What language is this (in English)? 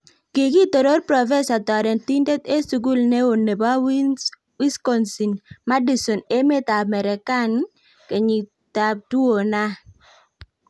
Kalenjin